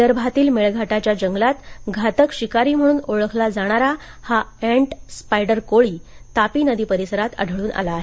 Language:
Marathi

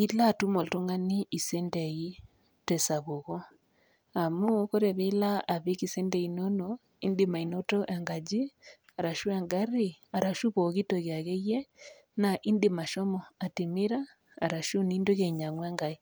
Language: Masai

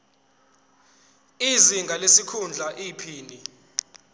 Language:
Zulu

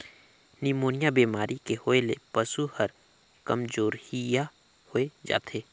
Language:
Chhattisgarhi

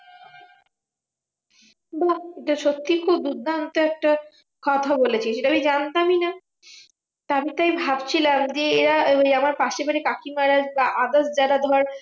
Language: Bangla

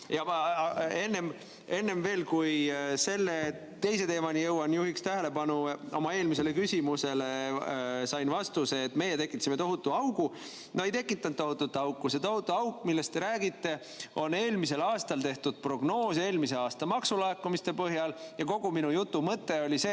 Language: Estonian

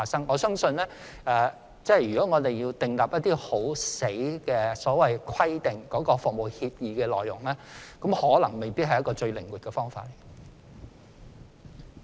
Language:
Cantonese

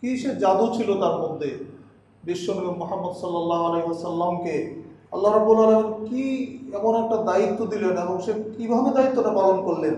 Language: Turkish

